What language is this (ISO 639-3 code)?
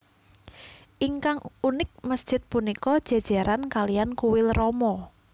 jav